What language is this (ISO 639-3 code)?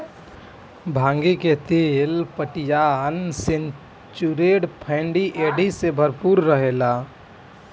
bho